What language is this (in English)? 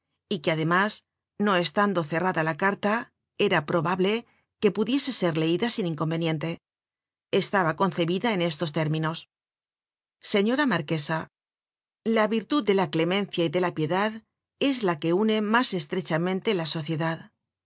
Spanish